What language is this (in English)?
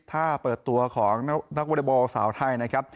Thai